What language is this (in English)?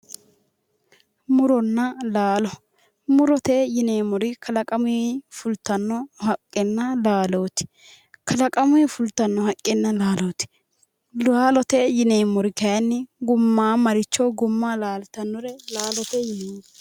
Sidamo